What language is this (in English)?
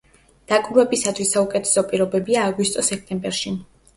Georgian